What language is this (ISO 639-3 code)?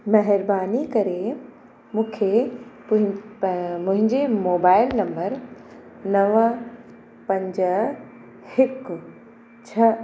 snd